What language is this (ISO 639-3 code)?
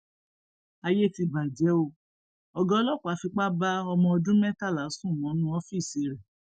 yor